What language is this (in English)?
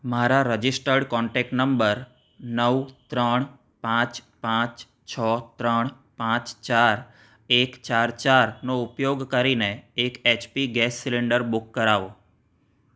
Gujarati